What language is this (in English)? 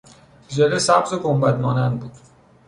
Persian